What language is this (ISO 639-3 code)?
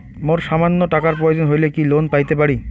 ben